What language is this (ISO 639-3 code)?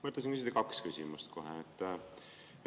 est